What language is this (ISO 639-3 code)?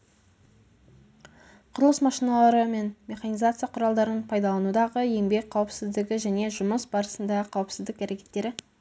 kaz